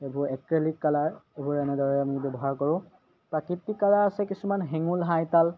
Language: Assamese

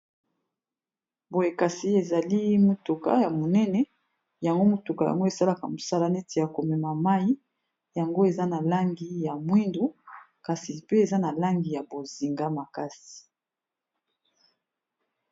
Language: Lingala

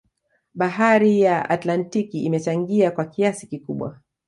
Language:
Swahili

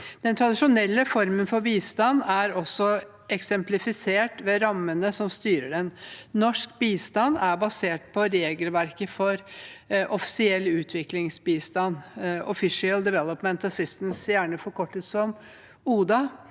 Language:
Norwegian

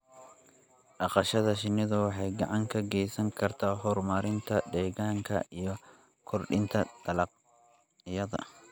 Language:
Somali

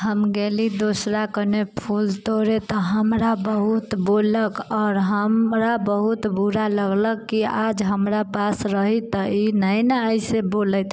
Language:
Maithili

